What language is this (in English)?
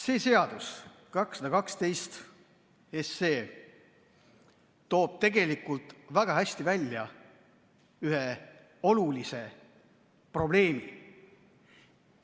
Estonian